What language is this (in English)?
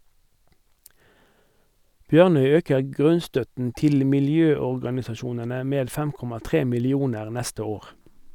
Norwegian